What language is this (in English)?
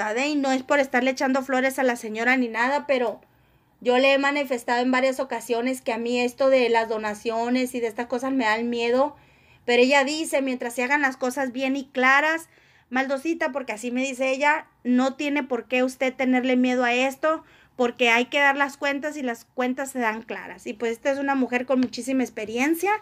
Spanish